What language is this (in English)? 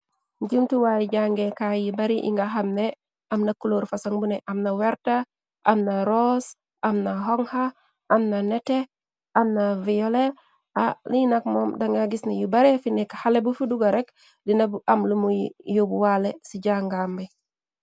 Wolof